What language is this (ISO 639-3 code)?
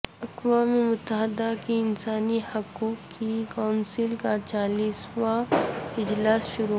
urd